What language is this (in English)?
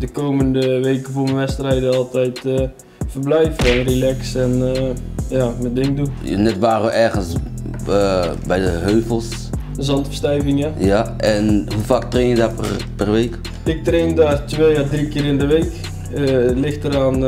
Dutch